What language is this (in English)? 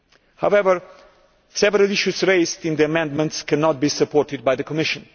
English